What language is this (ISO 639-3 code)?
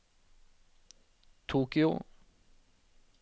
nor